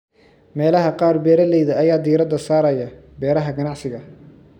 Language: Somali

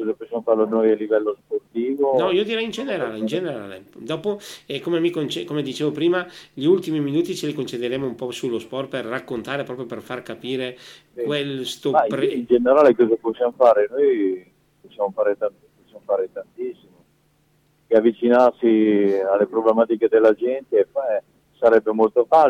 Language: Italian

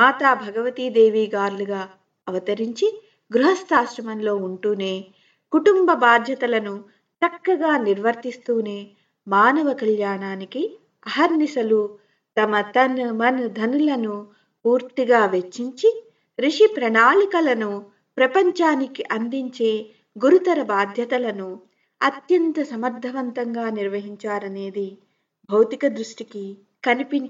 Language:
Telugu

